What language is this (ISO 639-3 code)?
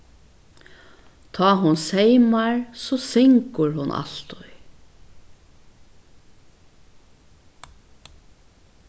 fao